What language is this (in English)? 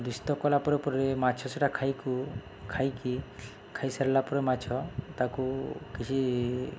Odia